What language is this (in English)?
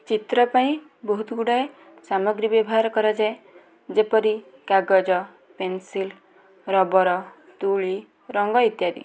Odia